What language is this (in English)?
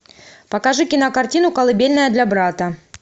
Russian